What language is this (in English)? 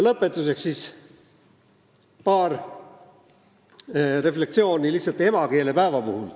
Estonian